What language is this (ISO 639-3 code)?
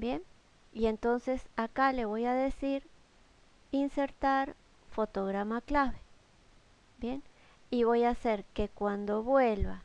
spa